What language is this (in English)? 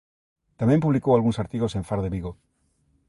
Galician